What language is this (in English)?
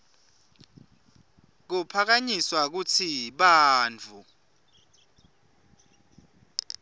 Swati